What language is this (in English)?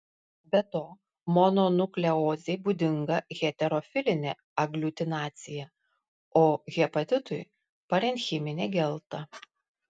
Lithuanian